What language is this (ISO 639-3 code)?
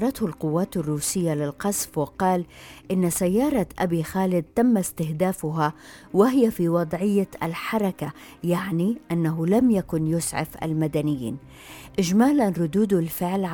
ara